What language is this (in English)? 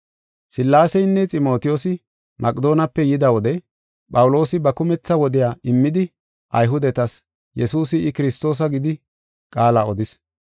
Gofa